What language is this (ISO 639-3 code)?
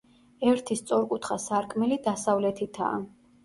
kat